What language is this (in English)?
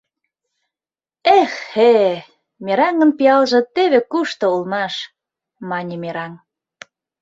Mari